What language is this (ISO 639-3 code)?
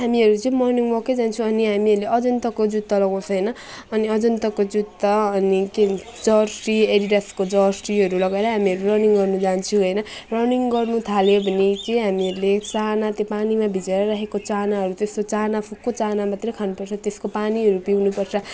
nep